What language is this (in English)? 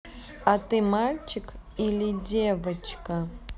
Russian